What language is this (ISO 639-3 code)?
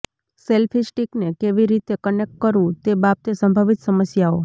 guj